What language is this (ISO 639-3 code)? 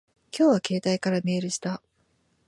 jpn